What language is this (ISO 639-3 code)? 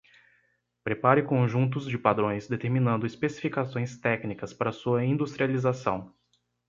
por